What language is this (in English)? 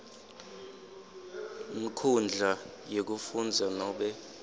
Swati